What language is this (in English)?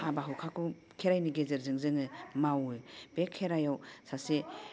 Bodo